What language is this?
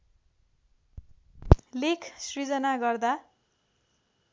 Nepali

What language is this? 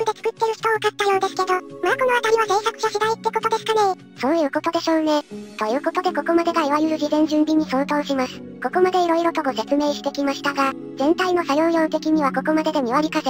Japanese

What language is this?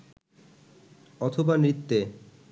Bangla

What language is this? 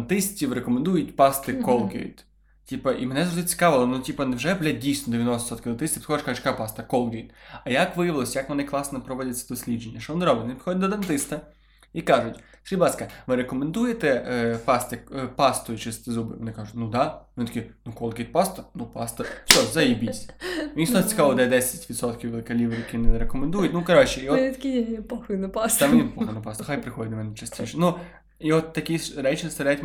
Ukrainian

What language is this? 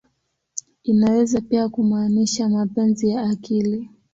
Swahili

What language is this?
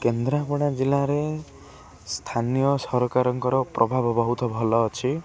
Odia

